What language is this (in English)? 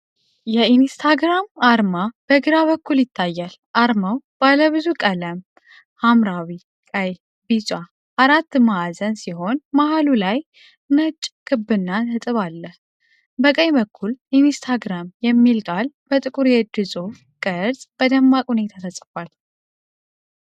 Amharic